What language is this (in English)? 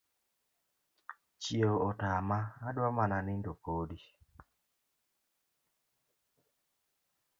Luo (Kenya and Tanzania)